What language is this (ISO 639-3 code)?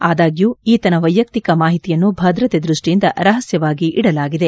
kan